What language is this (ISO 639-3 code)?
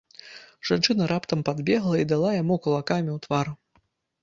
bel